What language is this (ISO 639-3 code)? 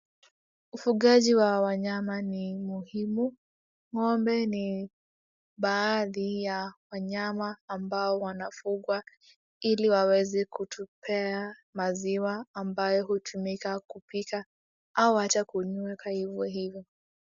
swa